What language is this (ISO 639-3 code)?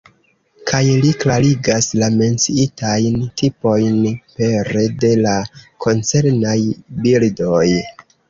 epo